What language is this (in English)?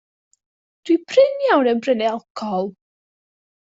Welsh